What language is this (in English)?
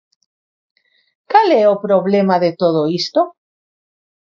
Galician